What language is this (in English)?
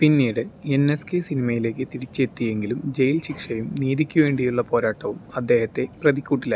Malayalam